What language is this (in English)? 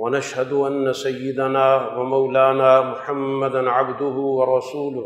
Urdu